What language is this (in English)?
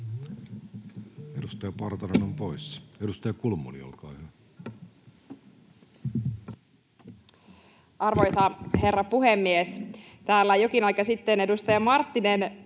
Finnish